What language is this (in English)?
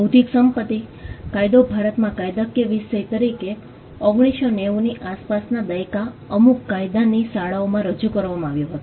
Gujarati